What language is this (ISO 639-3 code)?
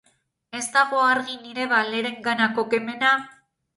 eus